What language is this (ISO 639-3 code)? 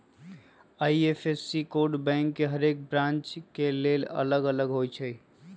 mag